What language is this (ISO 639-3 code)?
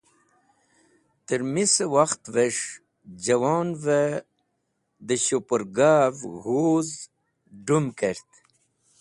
wbl